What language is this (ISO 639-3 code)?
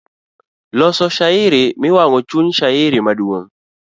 luo